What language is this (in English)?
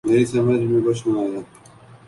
Urdu